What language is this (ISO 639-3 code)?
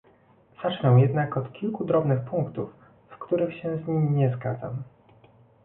pol